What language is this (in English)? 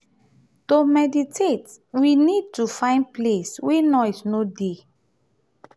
Nigerian Pidgin